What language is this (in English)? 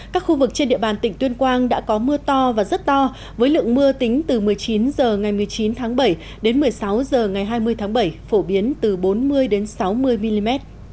Vietnamese